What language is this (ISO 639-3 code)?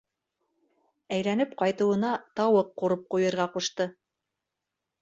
bak